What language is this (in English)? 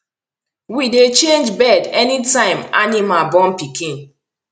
Nigerian Pidgin